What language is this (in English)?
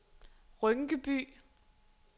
Danish